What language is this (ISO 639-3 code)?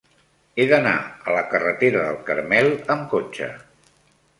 cat